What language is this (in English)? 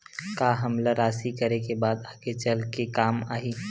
Chhattisgarhi